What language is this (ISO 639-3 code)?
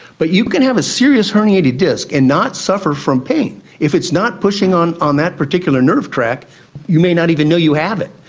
eng